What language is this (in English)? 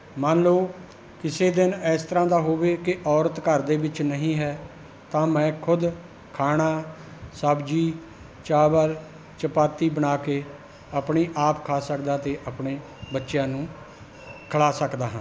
Punjabi